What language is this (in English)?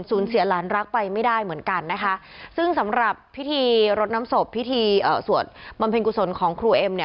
Thai